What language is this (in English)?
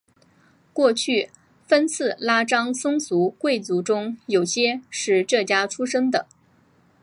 Chinese